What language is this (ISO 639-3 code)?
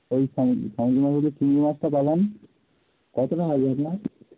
ben